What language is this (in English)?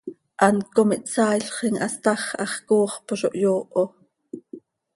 Seri